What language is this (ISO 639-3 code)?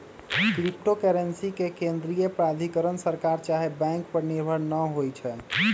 mag